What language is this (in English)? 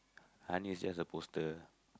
English